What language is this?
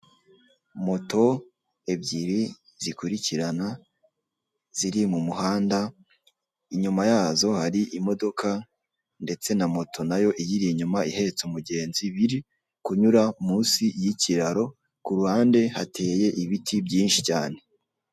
Kinyarwanda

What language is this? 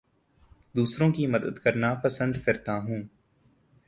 Urdu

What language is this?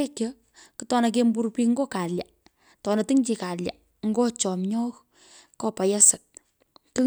Pökoot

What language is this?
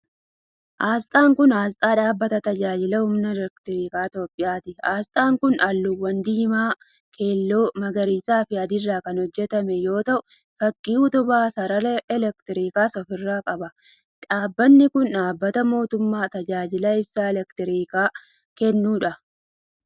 Oromo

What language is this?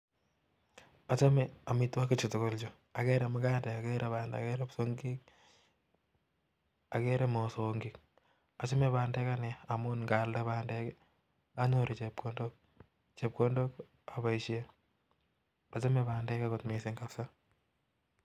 Kalenjin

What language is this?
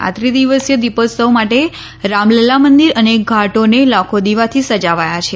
Gujarati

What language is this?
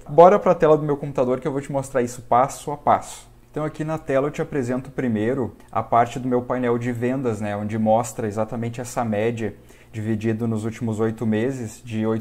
Portuguese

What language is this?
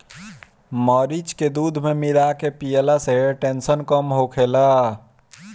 Bhojpuri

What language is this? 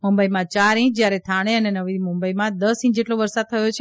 Gujarati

